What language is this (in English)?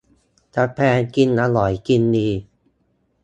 Thai